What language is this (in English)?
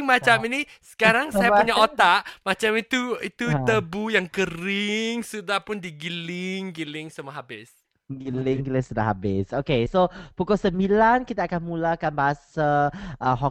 Malay